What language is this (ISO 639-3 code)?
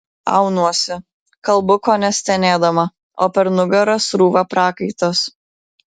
lit